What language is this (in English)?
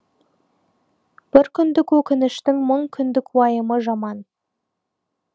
Kazakh